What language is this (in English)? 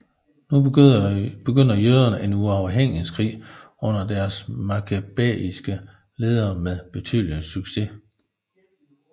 Danish